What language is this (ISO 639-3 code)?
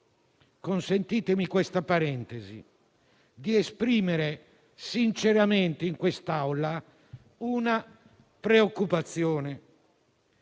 ita